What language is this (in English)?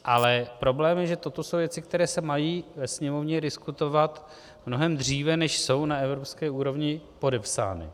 Czech